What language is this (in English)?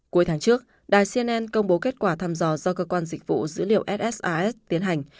Vietnamese